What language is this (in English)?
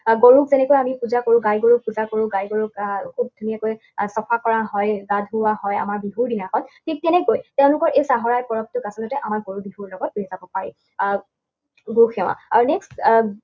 Assamese